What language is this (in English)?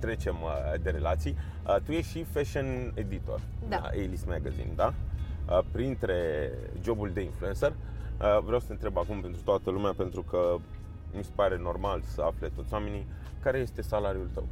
Romanian